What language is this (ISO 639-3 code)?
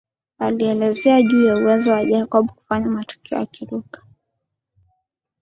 swa